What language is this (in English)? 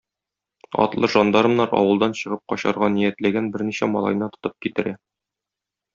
Tatar